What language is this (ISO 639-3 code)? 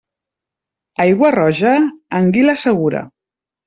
cat